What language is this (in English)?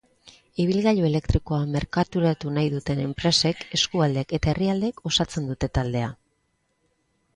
Basque